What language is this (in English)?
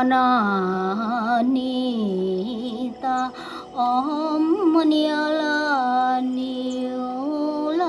Vietnamese